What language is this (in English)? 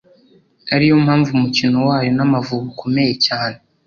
Kinyarwanda